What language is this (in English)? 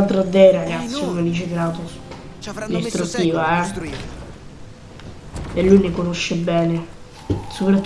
Italian